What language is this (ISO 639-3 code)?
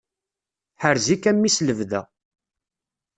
kab